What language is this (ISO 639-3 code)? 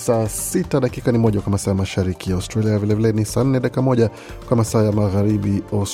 swa